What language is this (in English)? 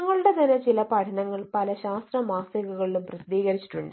Malayalam